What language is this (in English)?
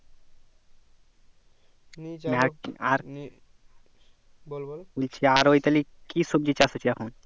Bangla